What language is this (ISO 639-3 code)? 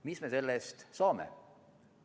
est